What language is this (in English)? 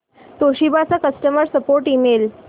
Marathi